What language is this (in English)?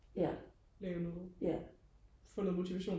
Danish